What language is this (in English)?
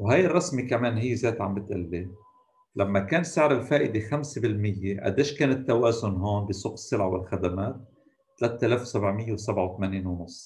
Arabic